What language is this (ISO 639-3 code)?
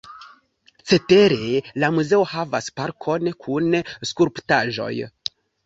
epo